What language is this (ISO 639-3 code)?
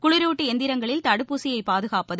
tam